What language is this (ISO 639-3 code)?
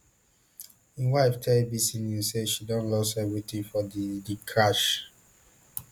pcm